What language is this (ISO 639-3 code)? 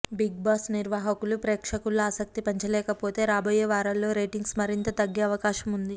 tel